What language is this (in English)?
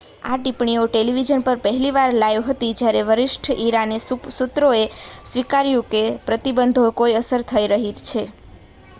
Gujarati